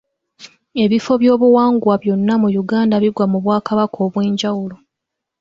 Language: Ganda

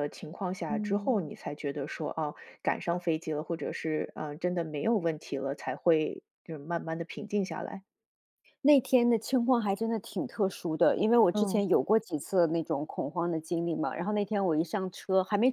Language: Chinese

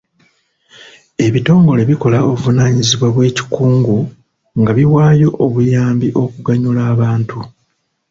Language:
Ganda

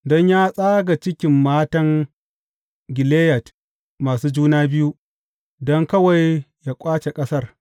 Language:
Hausa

